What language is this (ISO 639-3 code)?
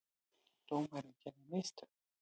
isl